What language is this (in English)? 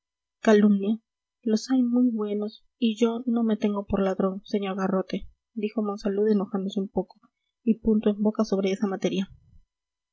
Spanish